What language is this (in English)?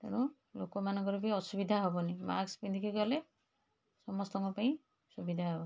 Odia